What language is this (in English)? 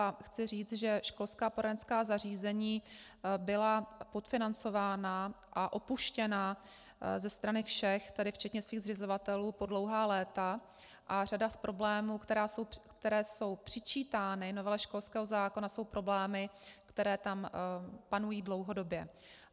Czech